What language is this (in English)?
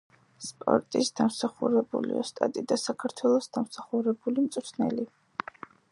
Georgian